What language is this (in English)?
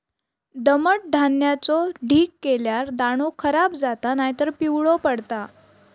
Marathi